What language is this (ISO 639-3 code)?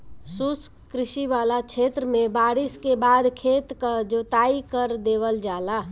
bho